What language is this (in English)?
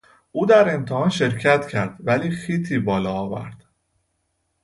Persian